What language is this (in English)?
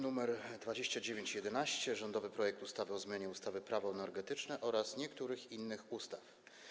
Polish